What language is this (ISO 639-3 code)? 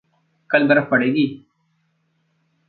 hin